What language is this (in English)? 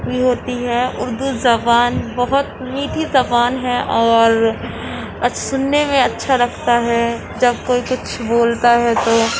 Urdu